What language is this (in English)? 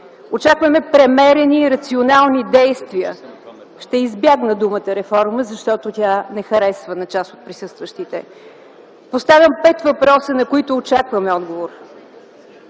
Bulgarian